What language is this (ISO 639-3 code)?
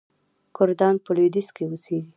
pus